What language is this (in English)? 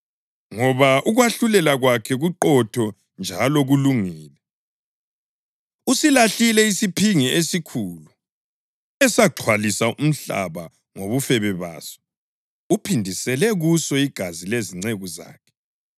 North Ndebele